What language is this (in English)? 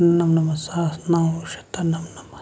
Kashmiri